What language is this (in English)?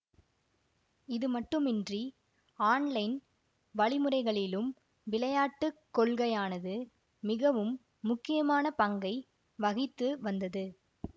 Tamil